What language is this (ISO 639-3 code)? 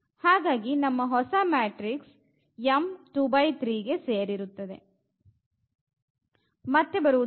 kan